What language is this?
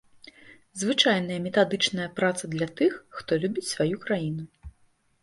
Belarusian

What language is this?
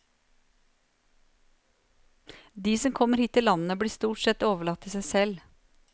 Norwegian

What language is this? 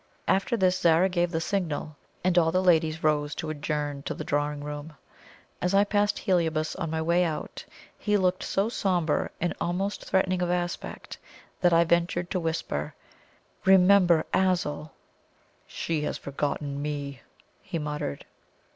English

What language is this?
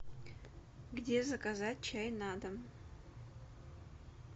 Russian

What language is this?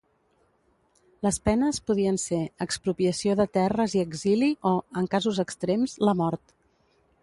Catalan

